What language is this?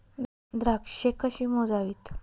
Marathi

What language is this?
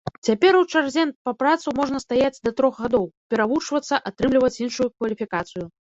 Belarusian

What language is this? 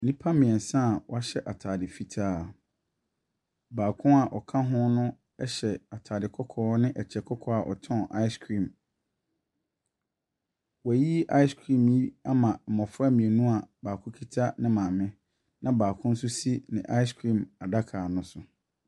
Akan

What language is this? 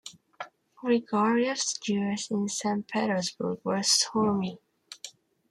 English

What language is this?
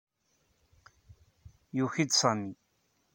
Kabyle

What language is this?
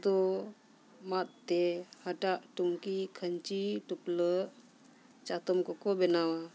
Santali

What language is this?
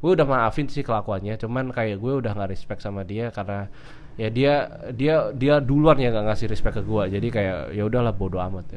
Indonesian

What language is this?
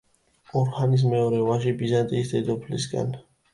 Georgian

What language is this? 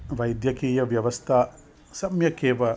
Sanskrit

